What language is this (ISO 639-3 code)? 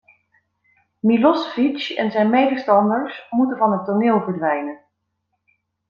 nld